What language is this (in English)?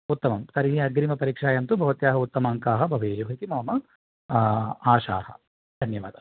Sanskrit